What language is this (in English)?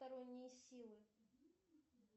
Russian